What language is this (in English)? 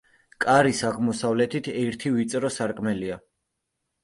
Georgian